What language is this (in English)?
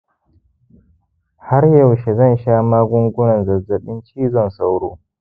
Hausa